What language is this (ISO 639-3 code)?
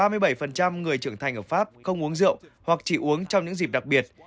vie